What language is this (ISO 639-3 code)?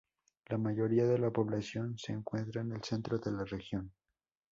spa